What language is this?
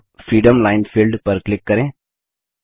Hindi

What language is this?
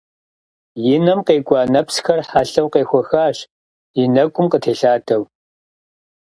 Kabardian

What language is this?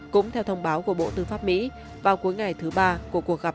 Vietnamese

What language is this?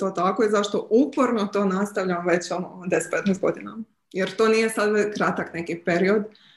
Croatian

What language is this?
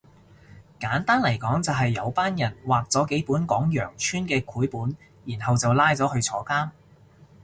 Cantonese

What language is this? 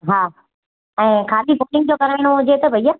Sindhi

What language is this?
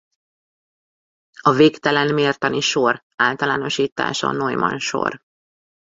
Hungarian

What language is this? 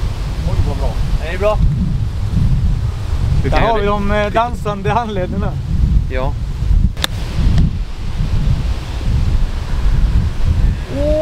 Swedish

